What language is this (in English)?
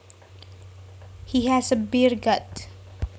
Javanese